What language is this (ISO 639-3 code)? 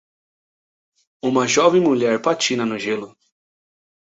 por